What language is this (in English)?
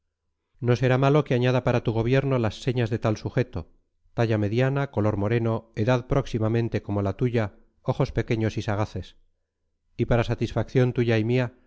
Spanish